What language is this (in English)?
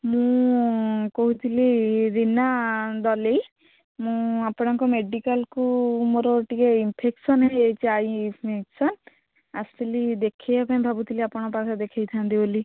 Odia